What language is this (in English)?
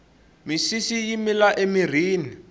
Tsonga